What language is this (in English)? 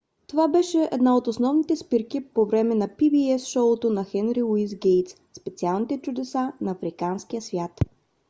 Bulgarian